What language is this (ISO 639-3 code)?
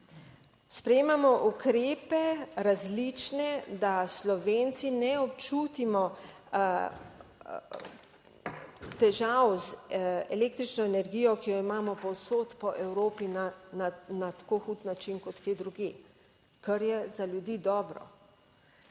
slv